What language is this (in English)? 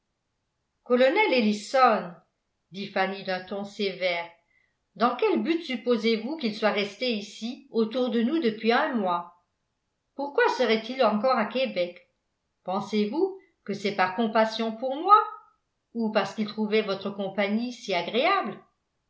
French